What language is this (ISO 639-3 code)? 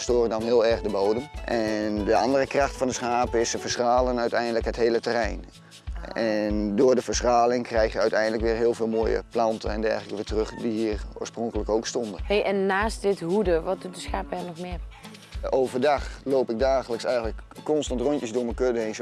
nld